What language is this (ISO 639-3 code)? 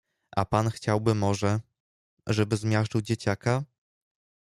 pol